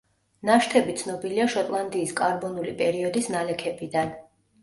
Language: Georgian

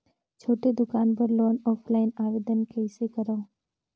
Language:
Chhattisgarhi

